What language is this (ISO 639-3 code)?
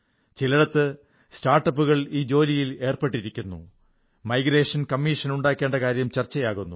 mal